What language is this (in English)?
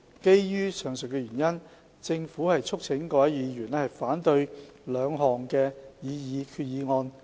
Cantonese